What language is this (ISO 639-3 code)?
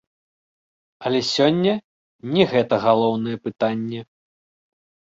bel